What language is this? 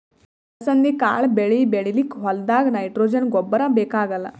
Kannada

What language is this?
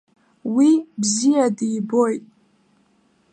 Abkhazian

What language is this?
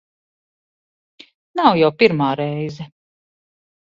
Latvian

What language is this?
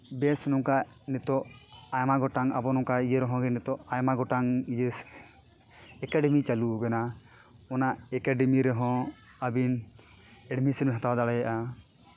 Santali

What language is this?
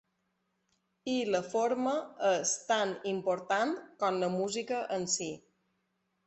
Catalan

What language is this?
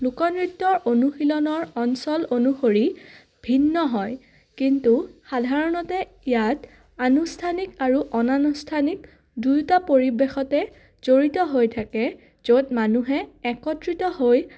Assamese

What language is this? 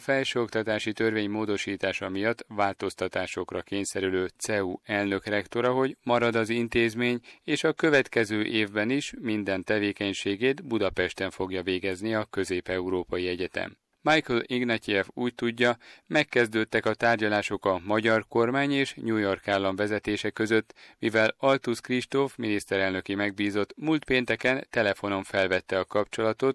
Hungarian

